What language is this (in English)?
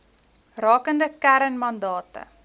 Afrikaans